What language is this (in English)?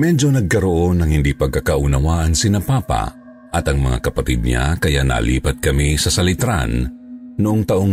Filipino